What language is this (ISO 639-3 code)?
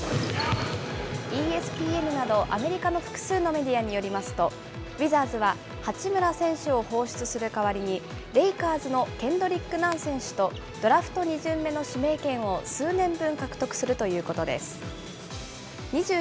jpn